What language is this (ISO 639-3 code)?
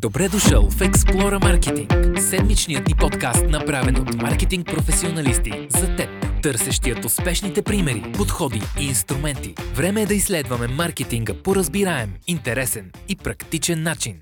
bul